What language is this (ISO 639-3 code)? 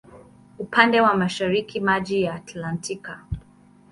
swa